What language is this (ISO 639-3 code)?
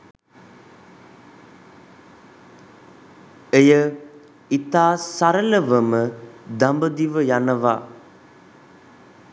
sin